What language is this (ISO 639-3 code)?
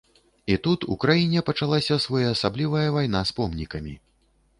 bel